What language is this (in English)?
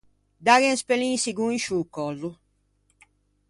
Ligurian